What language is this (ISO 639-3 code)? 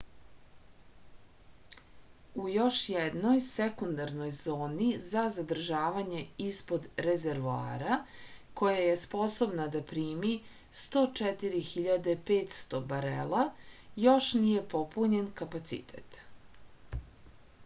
srp